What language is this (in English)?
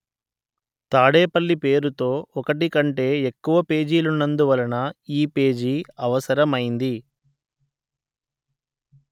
Telugu